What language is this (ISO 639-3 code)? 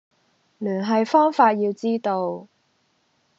yue